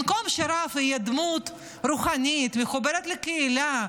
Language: Hebrew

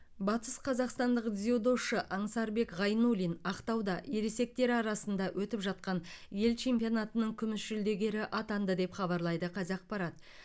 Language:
Kazakh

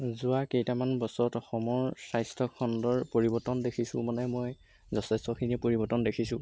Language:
Assamese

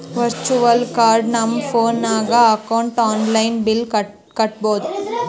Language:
Kannada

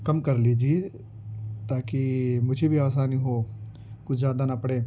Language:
Urdu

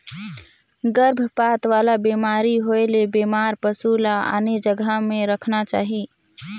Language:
Chhattisgarhi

